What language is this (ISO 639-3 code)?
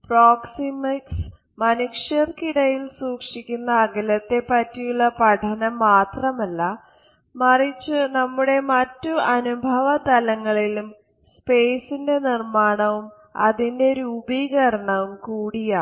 mal